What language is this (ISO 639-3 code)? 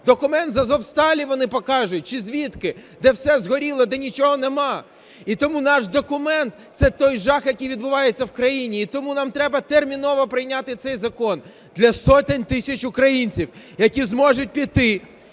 ukr